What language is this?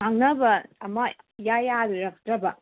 Manipuri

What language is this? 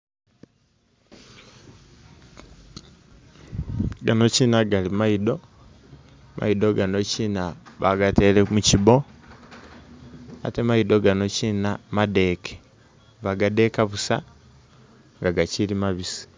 Masaaba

